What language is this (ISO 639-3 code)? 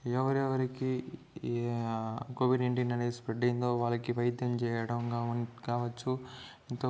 tel